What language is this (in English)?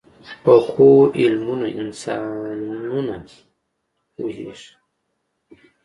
Pashto